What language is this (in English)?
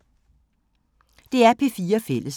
Danish